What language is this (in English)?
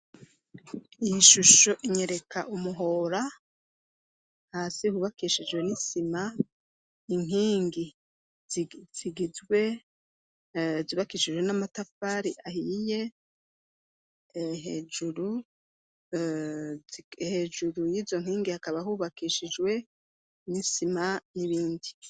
Rundi